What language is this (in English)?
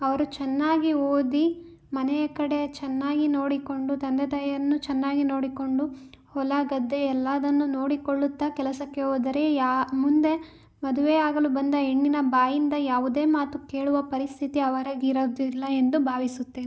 Kannada